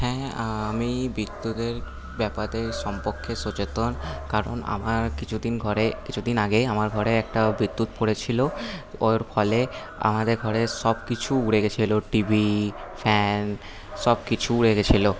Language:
Bangla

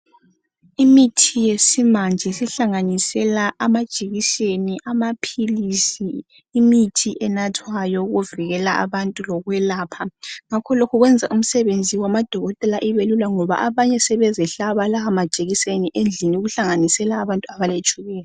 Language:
North Ndebele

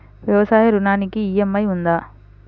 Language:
Telugu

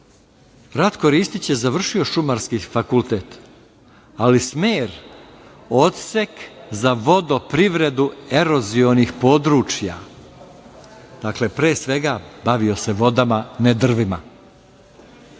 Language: Serbian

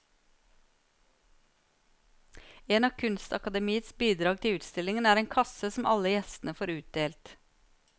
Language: Norwegian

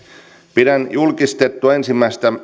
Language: Finnish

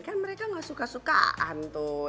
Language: Indonesian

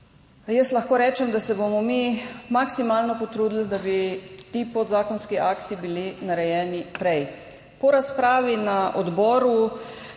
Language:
Slovenian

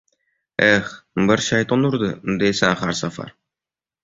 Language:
Uzbek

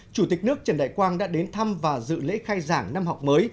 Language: Vietnamese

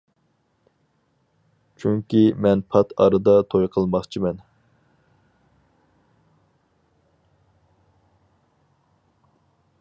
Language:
Uyghur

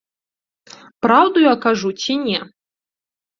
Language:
Belarusian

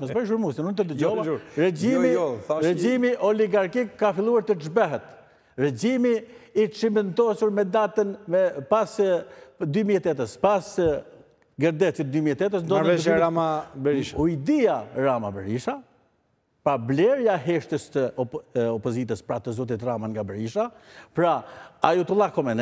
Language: Romanian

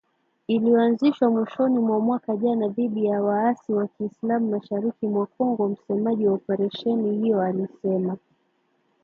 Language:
Swahili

